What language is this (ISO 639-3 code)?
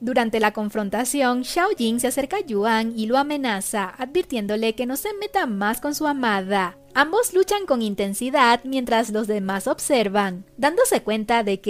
spa